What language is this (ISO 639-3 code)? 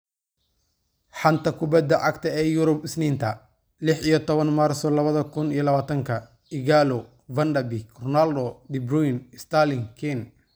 som